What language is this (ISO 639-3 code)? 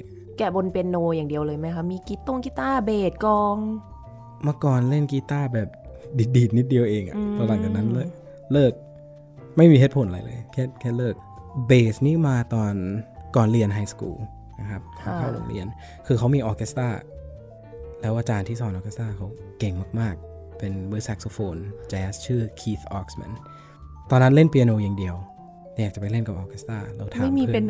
tha